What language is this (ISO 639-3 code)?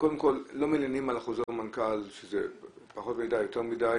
heb